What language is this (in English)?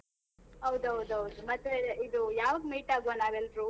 Kannada